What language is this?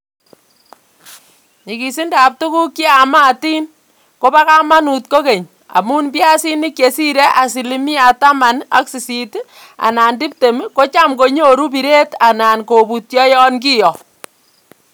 Kalenjin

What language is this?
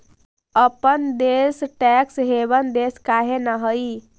Magahi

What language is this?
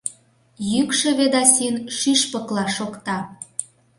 Mari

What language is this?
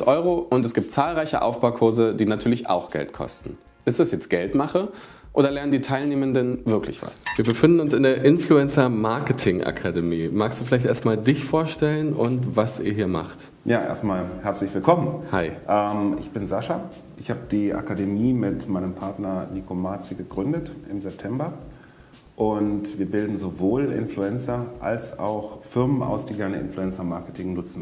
German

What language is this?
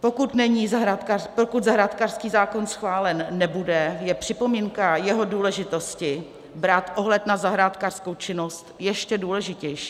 Czech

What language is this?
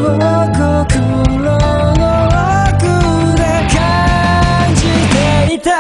Japanese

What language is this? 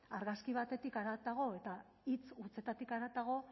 Basque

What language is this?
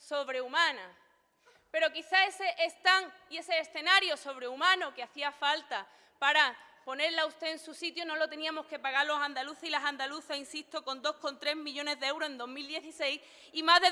Spanish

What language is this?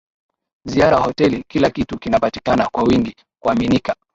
Swahili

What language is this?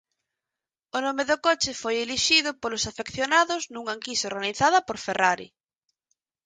Galician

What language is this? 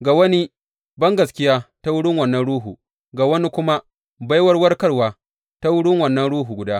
Hausa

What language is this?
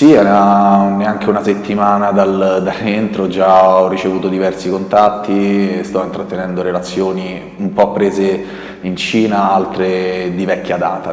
Italian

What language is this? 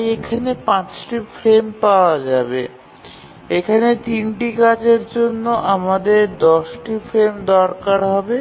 Bangla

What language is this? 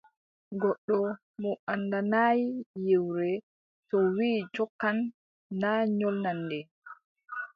Adamawa Fulfulde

